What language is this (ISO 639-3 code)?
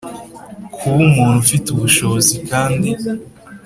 kin